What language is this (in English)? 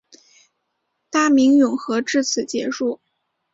Chinese